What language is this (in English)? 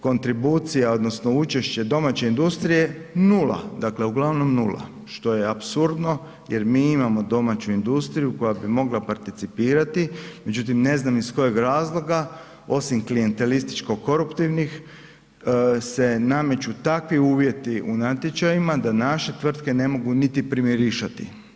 Croatian